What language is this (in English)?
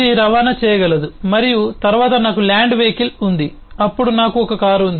Telugu